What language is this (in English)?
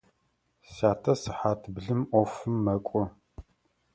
Adyghe